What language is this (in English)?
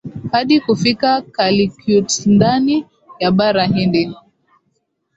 Swahili